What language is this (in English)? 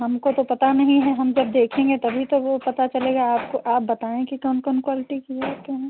Hindi